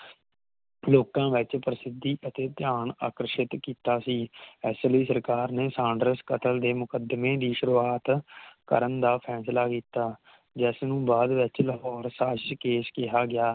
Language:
Punjabi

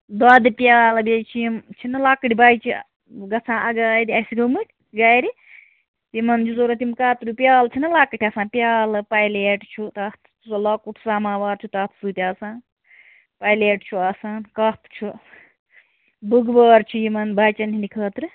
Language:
Kashmiri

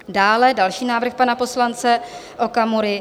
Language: Czech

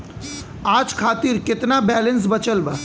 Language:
Bhojpuri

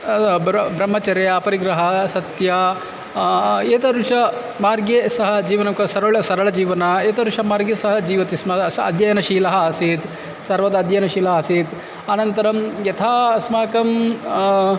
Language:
Sanskrit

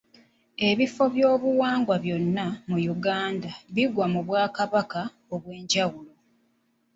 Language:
Ganda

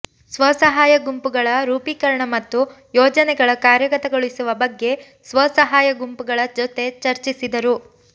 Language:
Kannada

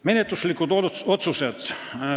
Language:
Estonian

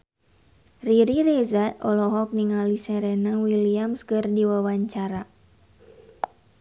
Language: Sundanese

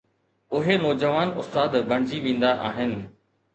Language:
Sindhi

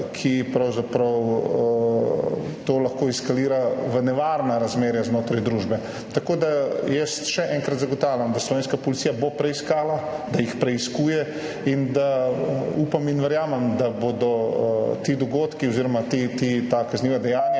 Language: Slovenian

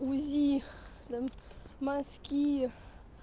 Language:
Russian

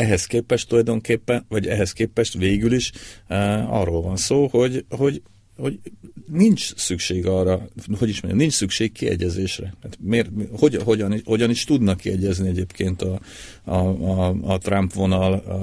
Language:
Hungarian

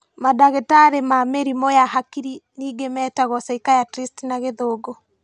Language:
Kikuyu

